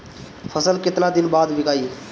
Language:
Bhojpuri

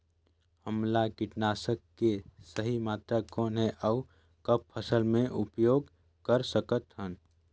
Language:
Chhattisgarhi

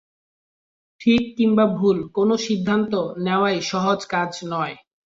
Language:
Bangla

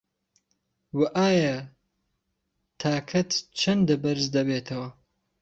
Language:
Central Kurdish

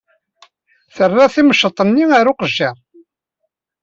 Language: Kabyle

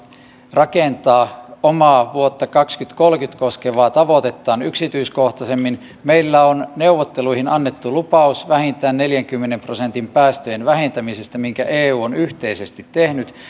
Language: Finnish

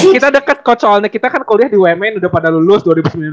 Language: Indonesian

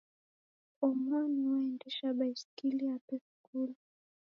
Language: Taita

